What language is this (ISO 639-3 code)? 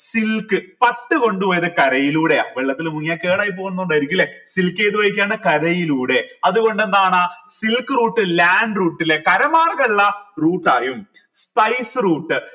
mal